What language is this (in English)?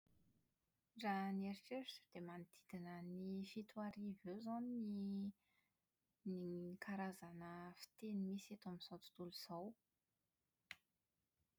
Malagasy